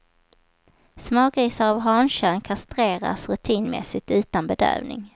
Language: Swedish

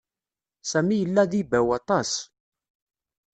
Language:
Kabyle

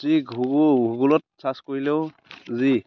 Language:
Assamese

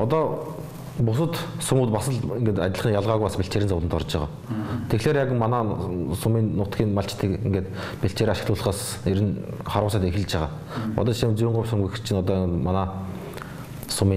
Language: Turkish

